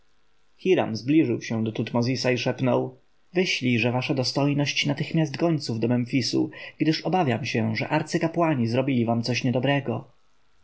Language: Polish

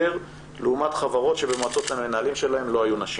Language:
Hebrew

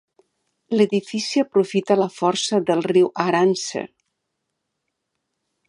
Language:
Catalan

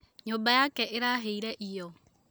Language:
Kikuyu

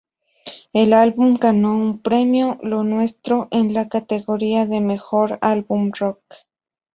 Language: Spanish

